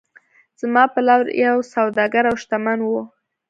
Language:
Pashto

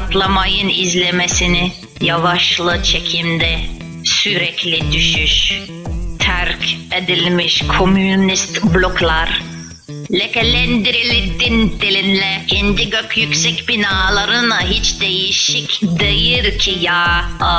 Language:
Romanian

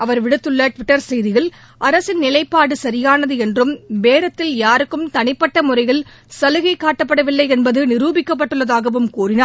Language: Tamil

